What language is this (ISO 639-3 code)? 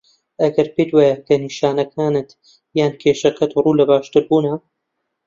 ckb